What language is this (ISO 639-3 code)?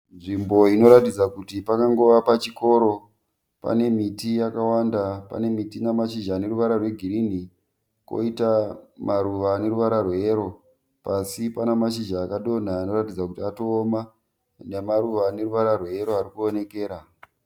sna